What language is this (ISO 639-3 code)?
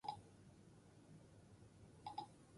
eus